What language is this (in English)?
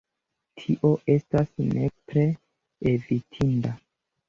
Esperanto